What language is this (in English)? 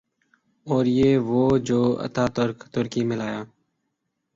Urdu